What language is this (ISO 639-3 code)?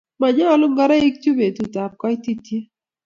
kln